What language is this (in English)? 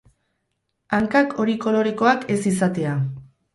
Basque